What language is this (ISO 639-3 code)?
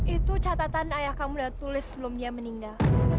ind